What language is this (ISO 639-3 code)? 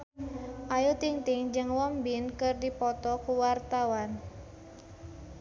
sun